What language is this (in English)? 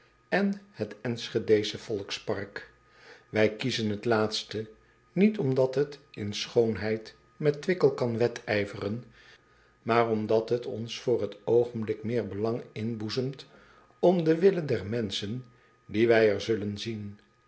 Dutch